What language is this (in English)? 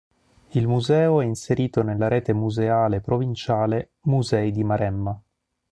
Italian